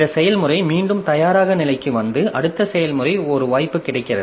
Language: Tamil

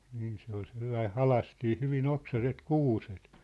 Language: Finnish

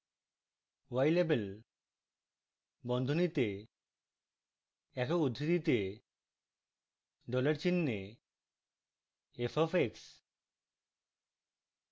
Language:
Bangla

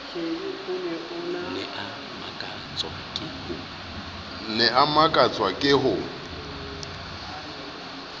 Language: Southern Sotho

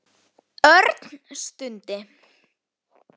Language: Icelandic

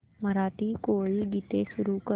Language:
Marathi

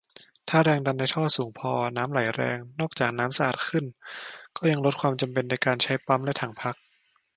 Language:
Thai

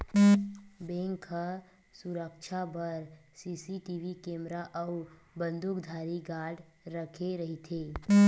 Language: Chhattisgarhi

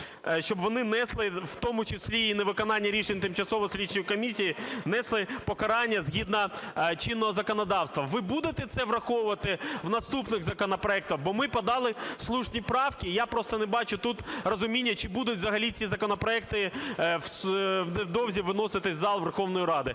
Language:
Ukrainian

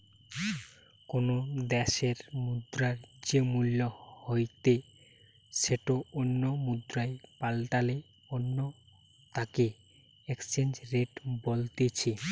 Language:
Bangla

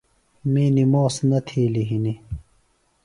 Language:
Phalura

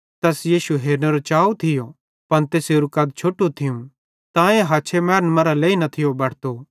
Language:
Bhadrawahi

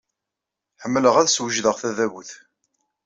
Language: Kabyle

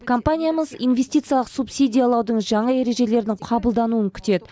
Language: Kazakh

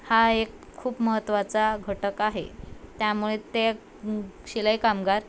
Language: Marathi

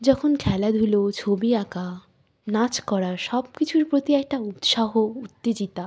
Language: Bangla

